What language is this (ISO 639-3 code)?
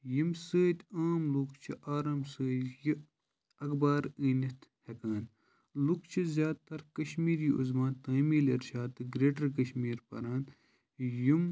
kas